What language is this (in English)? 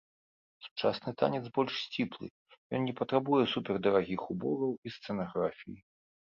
Belarusian